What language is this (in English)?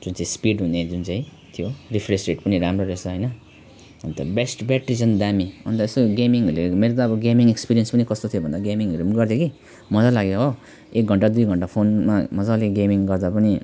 Nepali